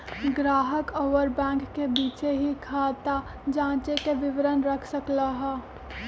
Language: Magahi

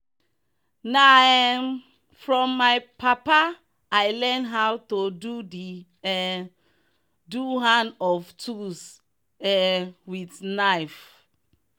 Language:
Nigerian Pidgin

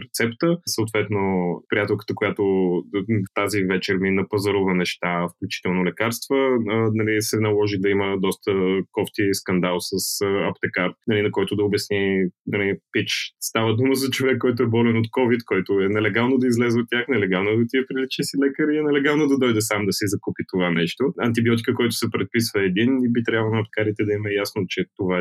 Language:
Bulgarian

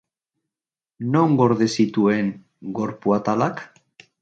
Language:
Basque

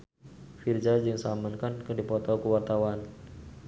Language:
Sundanese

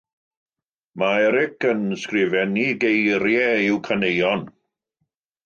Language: Welsh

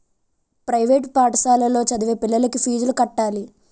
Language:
Telugu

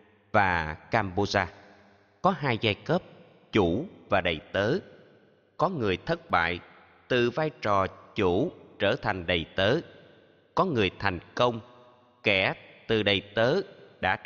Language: Vietnamese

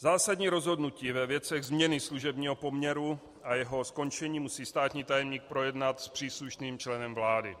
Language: Czech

